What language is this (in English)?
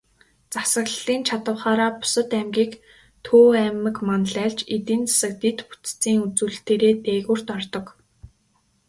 Mongolian